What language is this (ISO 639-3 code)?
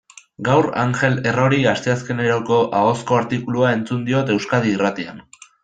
eus